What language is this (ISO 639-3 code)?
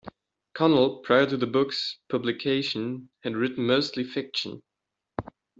eng